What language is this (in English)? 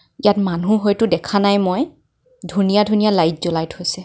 Assamese